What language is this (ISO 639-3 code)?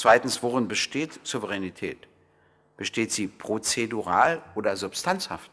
deu